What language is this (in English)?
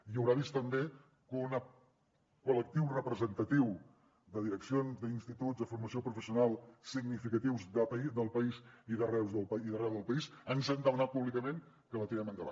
Catalan